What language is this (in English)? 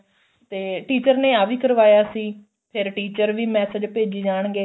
Punjabi